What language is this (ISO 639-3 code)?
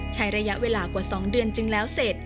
tha